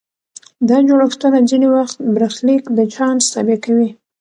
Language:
Pashto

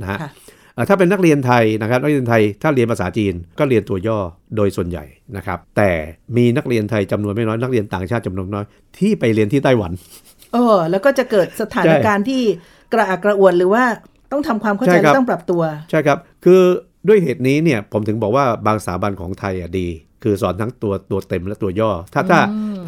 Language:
Thai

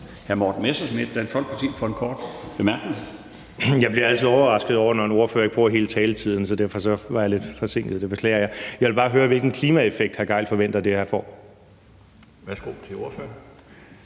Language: Danish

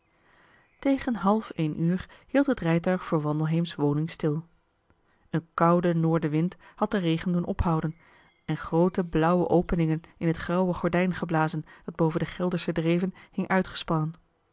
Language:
Dutch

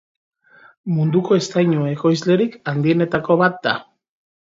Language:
Basque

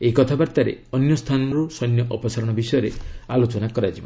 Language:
Odia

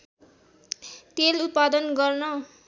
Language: Nepali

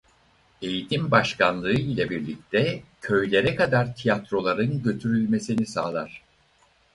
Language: Turkish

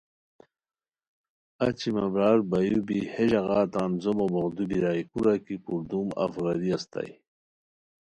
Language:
Khowar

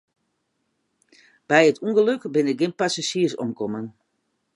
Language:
Western Frisian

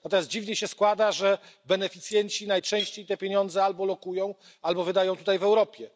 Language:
Polish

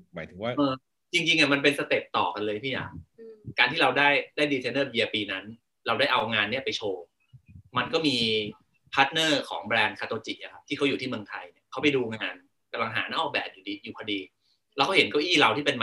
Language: Thai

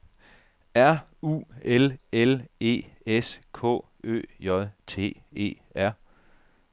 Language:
Danish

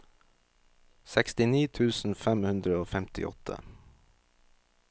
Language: Norwegian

